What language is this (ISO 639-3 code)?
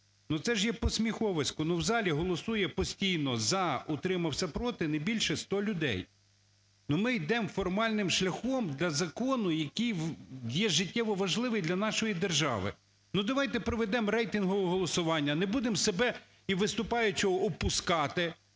ukr